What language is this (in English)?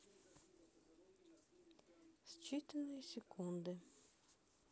Russian